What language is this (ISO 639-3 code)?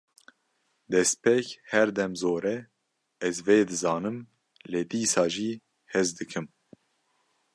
kur